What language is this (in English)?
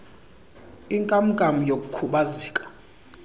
Xhosa